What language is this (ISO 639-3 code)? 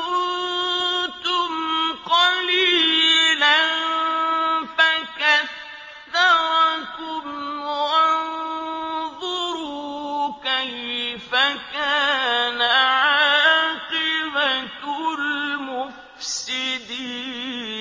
ara